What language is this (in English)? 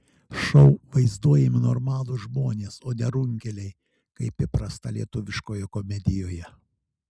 Lithuanian